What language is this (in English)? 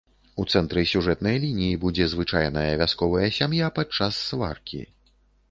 Belarusian